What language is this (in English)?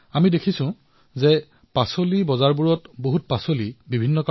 Assamese